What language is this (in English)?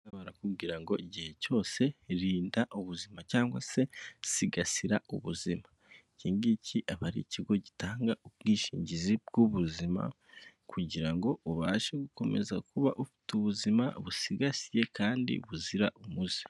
Kinyarwanda